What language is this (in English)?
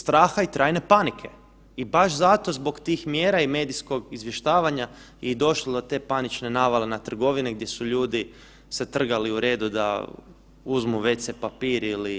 Croatian